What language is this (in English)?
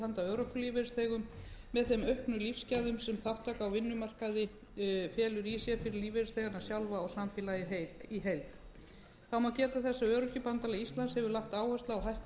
Icelandic